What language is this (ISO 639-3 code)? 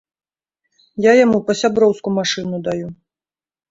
bel